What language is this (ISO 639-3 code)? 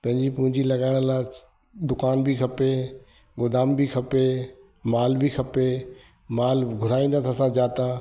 snd